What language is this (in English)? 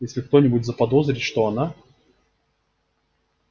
Russian